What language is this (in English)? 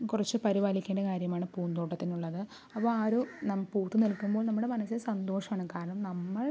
Malayalam